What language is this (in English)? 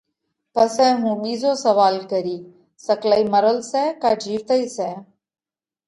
Parkari Koli